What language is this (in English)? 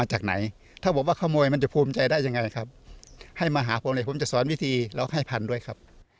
Thai